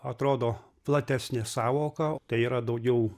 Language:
Lithuanian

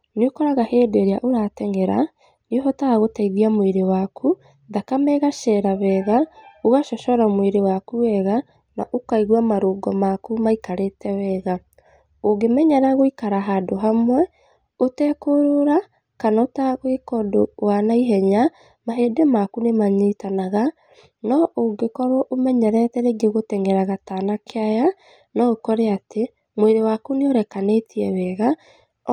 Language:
Kikuyu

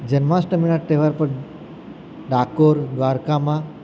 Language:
Gujarati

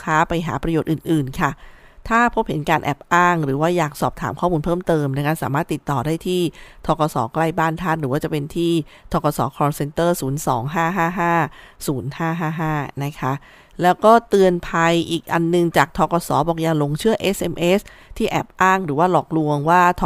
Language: Thai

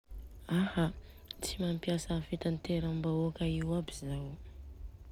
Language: Southern Betsimisaraka Malagasy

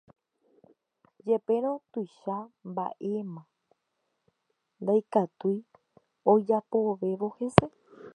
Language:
Guarani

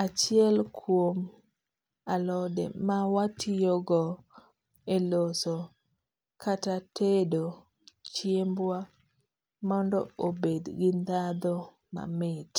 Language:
Luo (Kenya and Tanzania)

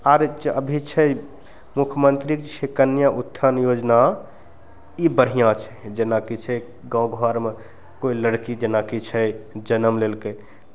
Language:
Maithili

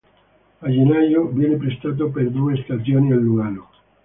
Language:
Italian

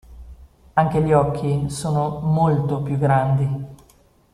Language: Italian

